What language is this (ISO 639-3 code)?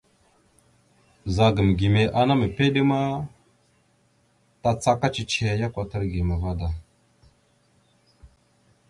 mxu